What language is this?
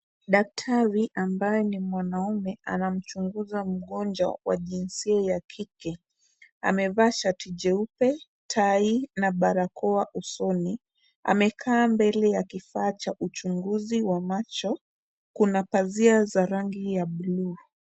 Swahili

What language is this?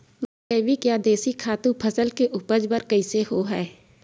Chhattisgarhi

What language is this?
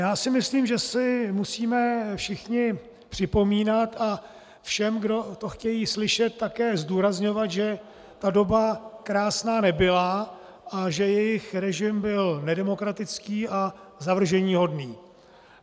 Czech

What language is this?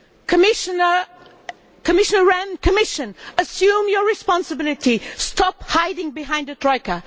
English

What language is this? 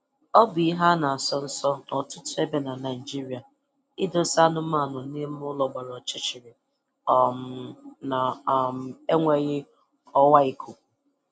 Igbo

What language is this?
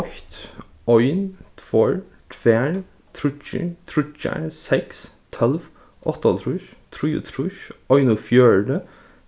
Faroese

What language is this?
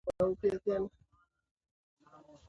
Swahili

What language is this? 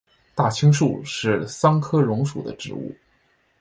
Chinese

